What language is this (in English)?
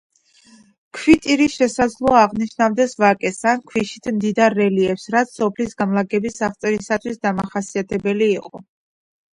Georgian